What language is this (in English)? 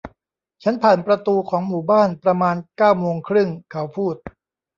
Thai